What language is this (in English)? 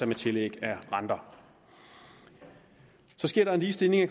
Danish